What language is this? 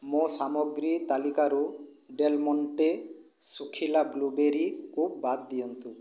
Odia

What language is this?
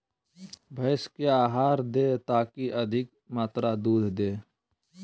Magahi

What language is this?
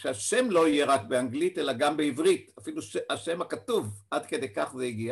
Hebrew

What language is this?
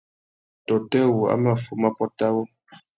Tuki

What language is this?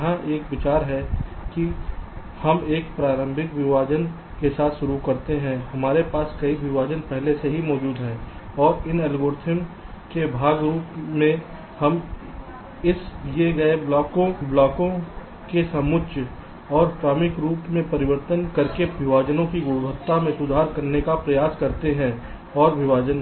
Hindi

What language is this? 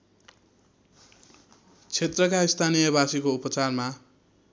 Nepali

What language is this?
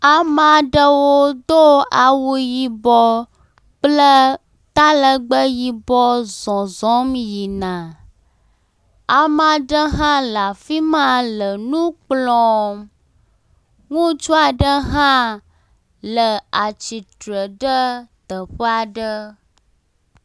Ewe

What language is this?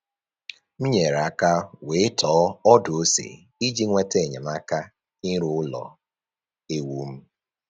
Igbo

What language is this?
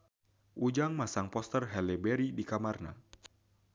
Sundanese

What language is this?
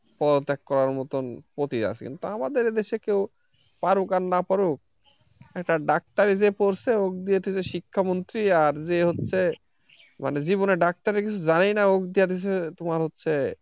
Bangla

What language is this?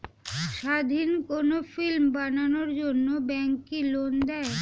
Bangla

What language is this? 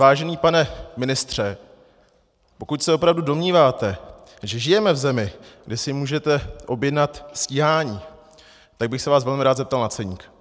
Czech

